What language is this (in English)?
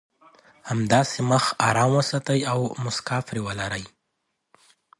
Pashto